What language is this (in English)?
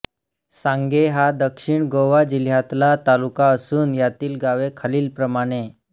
Marathi